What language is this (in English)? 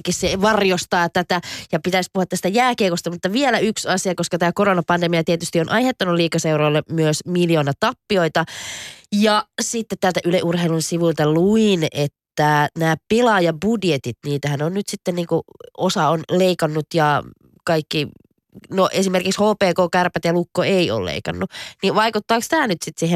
Finnish